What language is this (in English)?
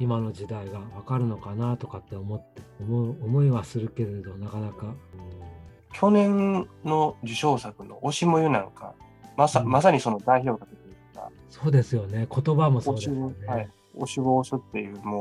Japanese